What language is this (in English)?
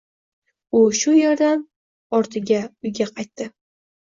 Uzbek